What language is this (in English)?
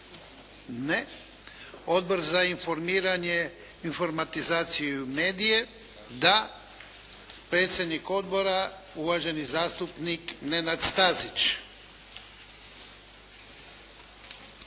Croatian